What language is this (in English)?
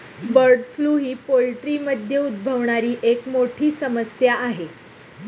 Marathi